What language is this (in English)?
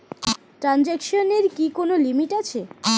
Bangla